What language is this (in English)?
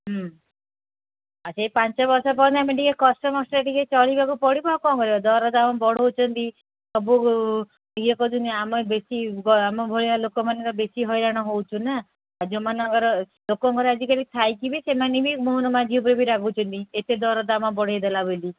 Odia